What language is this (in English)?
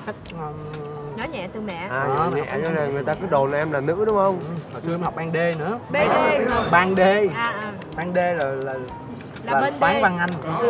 Vietnamese